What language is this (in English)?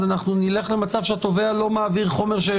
Hebrew